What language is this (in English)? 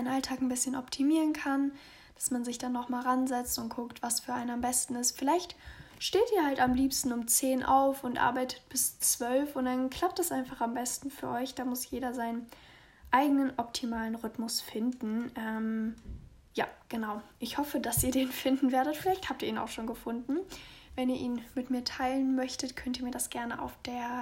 German